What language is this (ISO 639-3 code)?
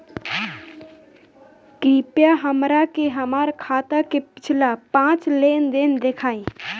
bho